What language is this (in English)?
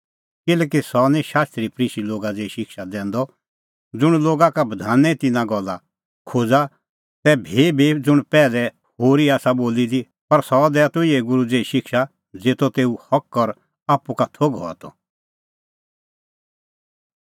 Kullu Pahari